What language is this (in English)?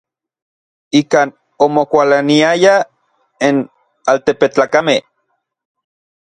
Orizaba Nahuatl